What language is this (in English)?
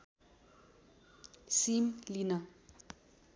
Nepali